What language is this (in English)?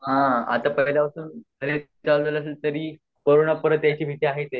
Marathi